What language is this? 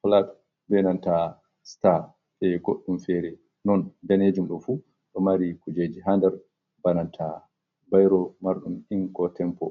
Fula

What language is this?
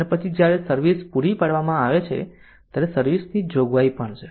Gujarati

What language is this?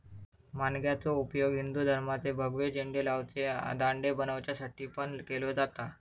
Marathi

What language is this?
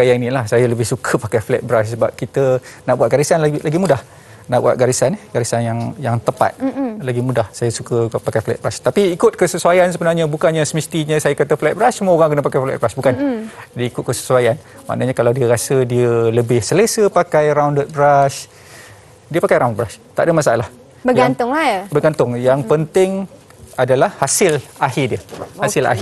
Malay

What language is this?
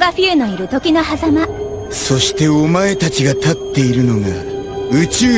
Japanese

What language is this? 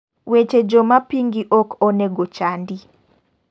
Luo (Kenya and Tanzania)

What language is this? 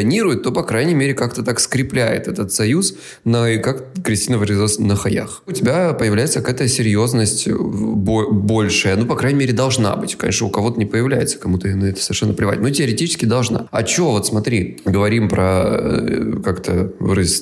Russian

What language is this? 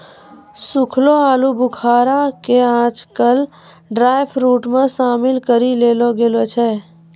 Maithili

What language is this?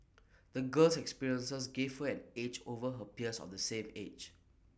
English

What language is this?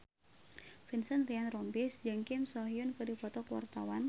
Sundanese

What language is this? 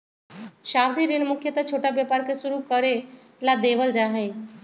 Magahi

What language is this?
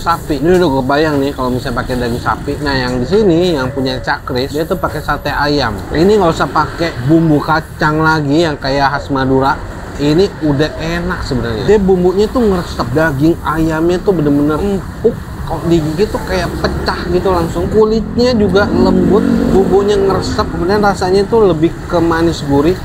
Indonesian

